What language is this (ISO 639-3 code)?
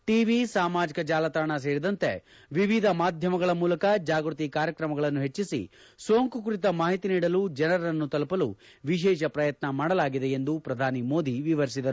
kan